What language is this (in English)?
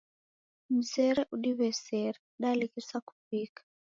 Taita